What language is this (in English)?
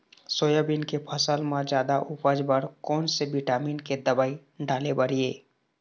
Chhattisgarhi